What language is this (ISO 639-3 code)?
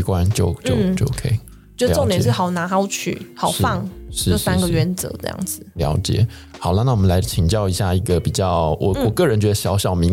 zho